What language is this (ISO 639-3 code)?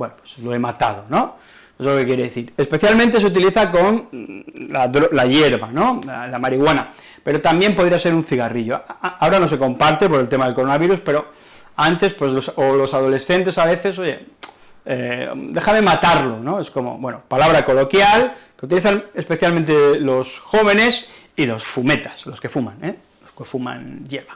spa